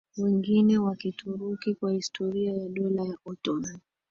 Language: Swahili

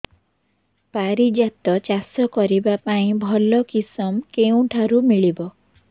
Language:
Odia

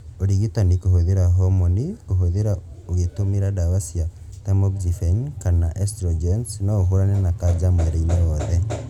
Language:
Kikuyu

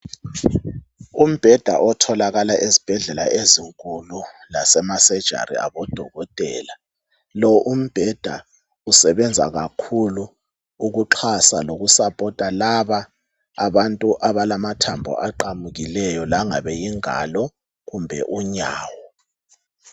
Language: North Ndebele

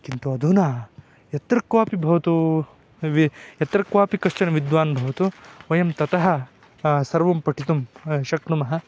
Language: Sanskrit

